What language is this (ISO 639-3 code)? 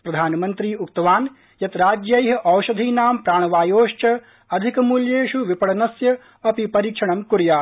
san